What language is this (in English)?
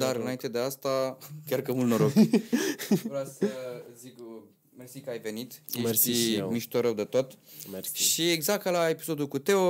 Romanian